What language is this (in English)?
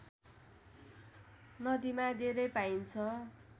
Nepali